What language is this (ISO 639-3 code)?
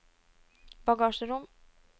nor